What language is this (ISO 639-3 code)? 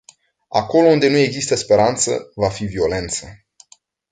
ron